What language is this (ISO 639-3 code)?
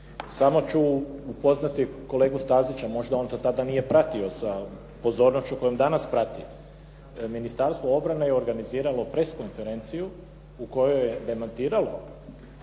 hrv